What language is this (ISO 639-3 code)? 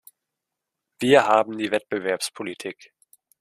deu